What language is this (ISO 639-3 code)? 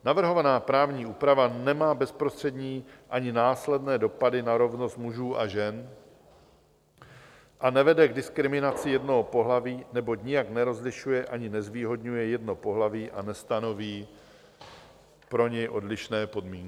ces